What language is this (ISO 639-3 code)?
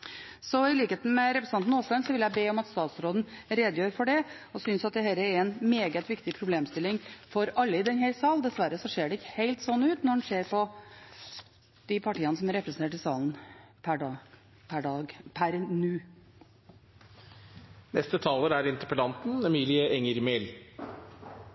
nob